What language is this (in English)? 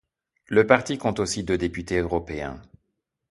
French